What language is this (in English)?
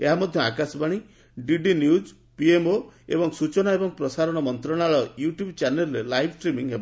Odia